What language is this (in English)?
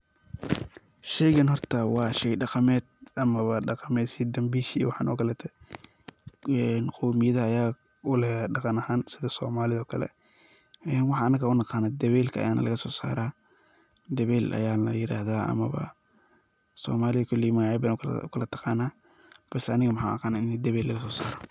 Somali